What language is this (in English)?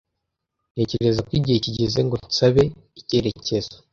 Kinyarwanda